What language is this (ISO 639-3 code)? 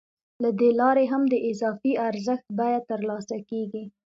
pus